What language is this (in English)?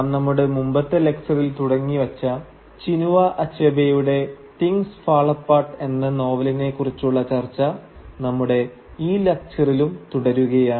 Malayalam